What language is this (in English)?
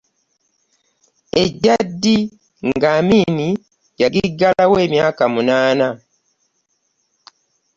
Ganda